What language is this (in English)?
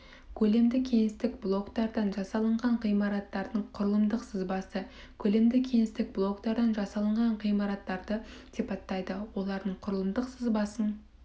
Kazakh